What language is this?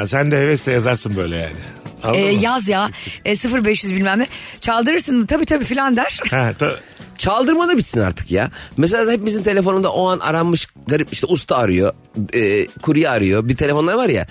Turkish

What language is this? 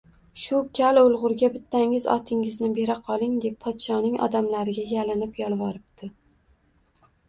Uzbek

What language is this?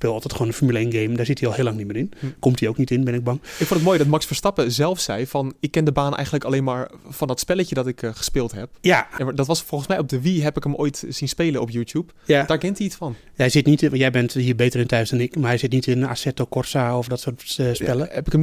Dutch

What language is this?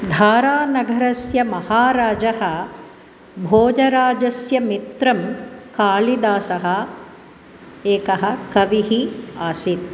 Sanskrit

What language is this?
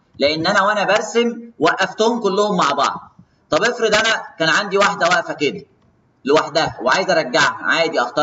Arabic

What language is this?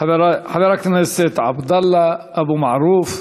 Hebrew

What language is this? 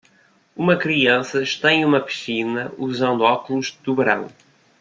Portuguese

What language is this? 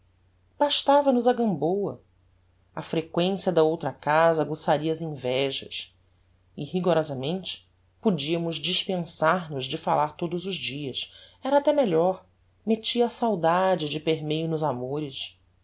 Portuguese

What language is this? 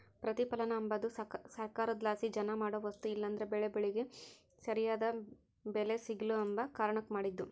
Kannada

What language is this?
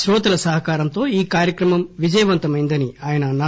Telugu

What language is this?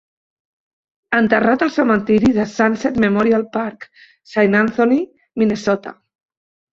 Catalan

